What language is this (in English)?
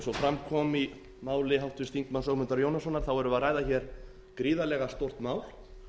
Icelandic